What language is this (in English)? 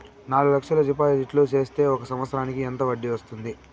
Telugu